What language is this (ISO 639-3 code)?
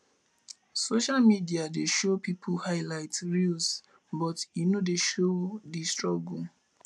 pcm